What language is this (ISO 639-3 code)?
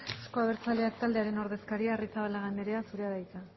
eus